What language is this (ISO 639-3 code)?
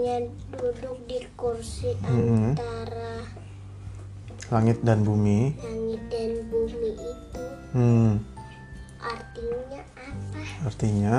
ind